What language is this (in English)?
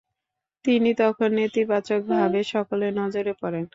Bangla